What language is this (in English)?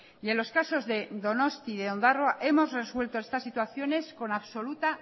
Spanish